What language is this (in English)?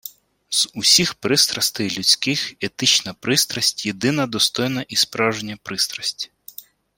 Ukrainian